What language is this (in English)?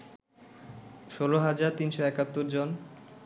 Bangla